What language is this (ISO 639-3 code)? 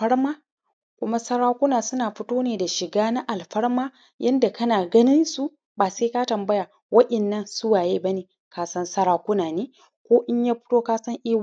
hau